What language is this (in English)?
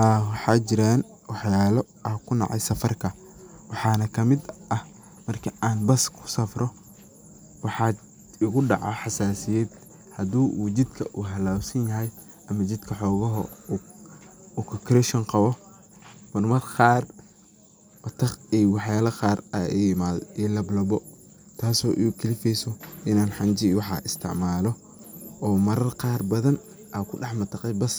Somali